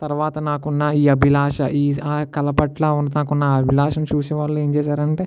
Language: Telugu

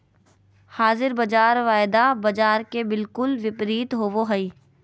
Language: Magahi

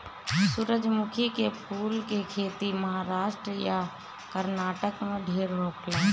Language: Bhojpuri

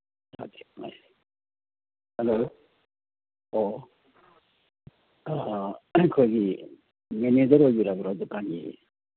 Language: Manipuri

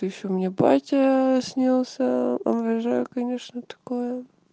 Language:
Russian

